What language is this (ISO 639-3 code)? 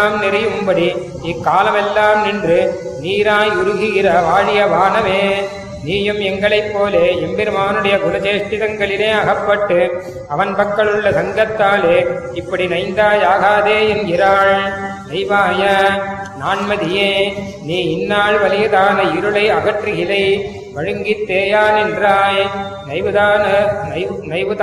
tam